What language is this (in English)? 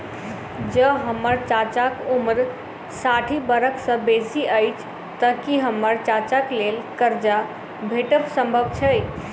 Maithili